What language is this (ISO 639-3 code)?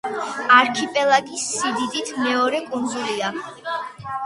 kat